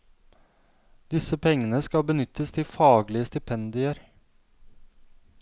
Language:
Norwegian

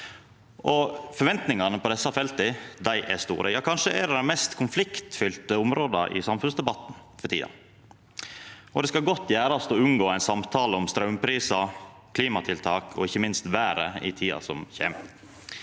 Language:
Norwegian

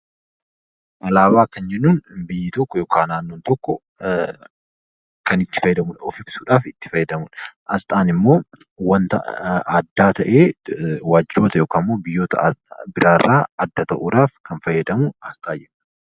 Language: Oromo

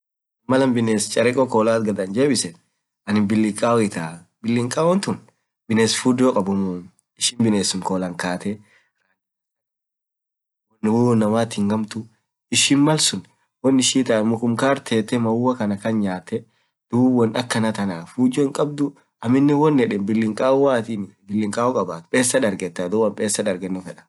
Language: Orma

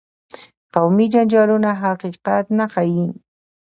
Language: Pashto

